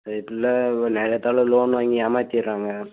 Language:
Tamil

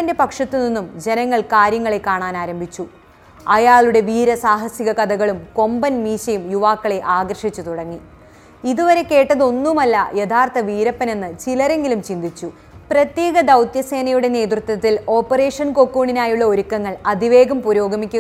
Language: Malayalam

